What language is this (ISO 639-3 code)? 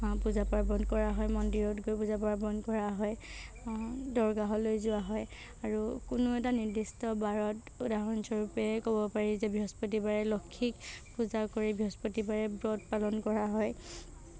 asm